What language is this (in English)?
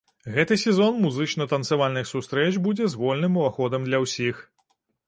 Belarusian